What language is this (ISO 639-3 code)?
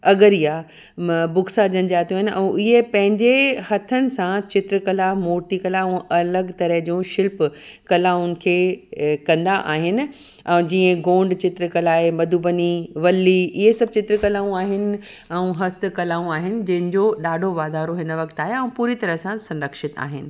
snd